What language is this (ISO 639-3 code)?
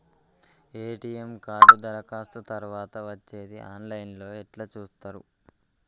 tel